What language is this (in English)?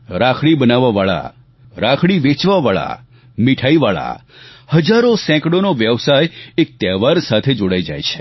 Gujarati